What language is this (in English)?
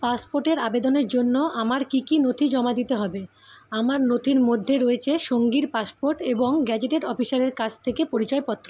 Bangla